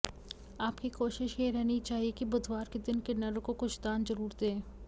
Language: Hindi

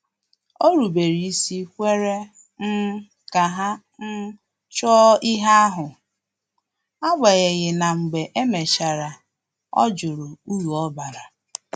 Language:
Igbo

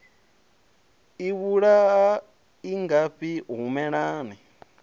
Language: Venda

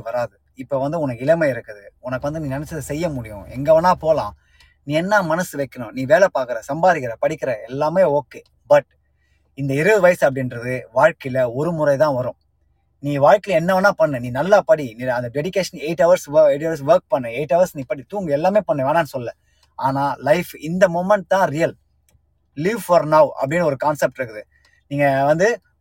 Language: Tamil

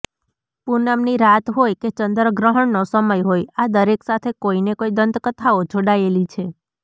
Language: Gujarati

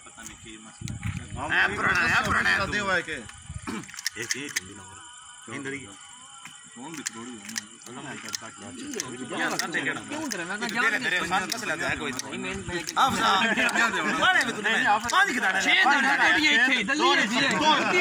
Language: Hindi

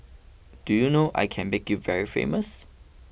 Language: English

